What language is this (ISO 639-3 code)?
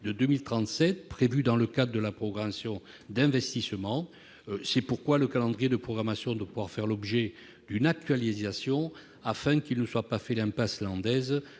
fra